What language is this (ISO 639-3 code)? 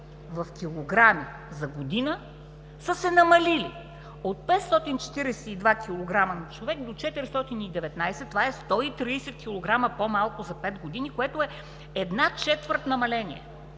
bul